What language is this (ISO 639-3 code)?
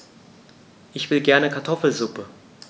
deu